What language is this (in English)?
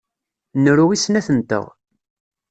Kabyle